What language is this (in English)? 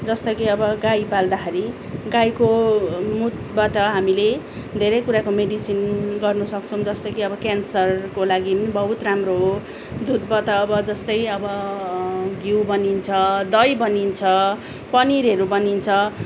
Nepali